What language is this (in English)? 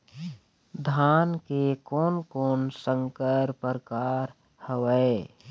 Chhattisgarhi